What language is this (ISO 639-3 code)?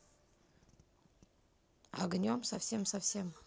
rus